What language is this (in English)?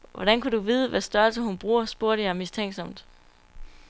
Danish